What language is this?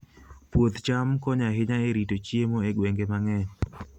Luo (Kenya and Tanzania)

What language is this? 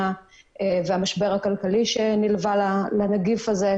Hebrew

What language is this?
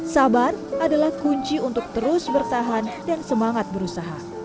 Indonesian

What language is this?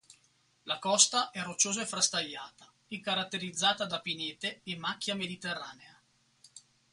Italian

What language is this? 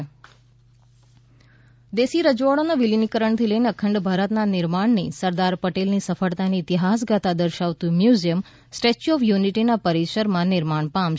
Gujarati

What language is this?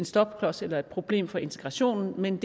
Danish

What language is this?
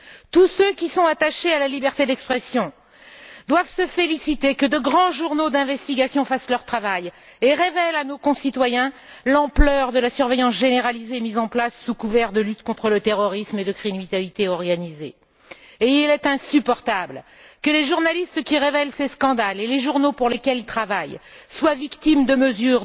French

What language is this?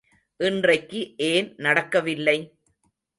Tamil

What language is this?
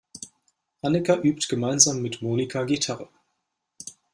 German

